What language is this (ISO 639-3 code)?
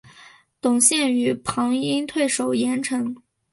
zho